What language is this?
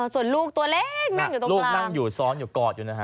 Thai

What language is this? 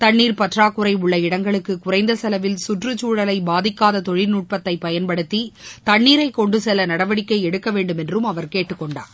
Tamil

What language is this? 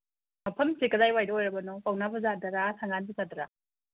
Manipuri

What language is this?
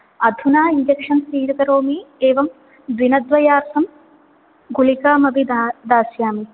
Sanskrit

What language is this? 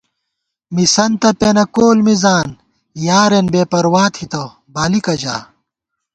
Gawar-Bati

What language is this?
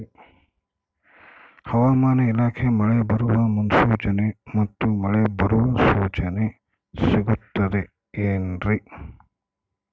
Kannada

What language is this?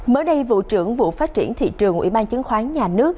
Vietnamese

